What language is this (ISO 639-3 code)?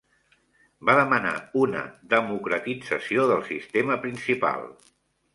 cat